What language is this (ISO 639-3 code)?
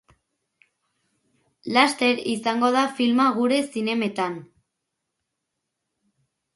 eus